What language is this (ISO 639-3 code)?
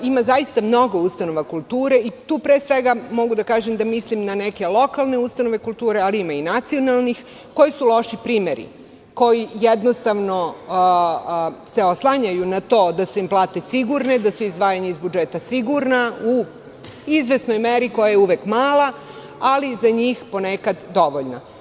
srp